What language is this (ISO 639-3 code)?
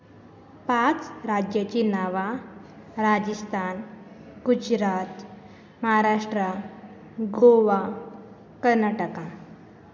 kok